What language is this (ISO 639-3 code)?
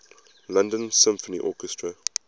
eng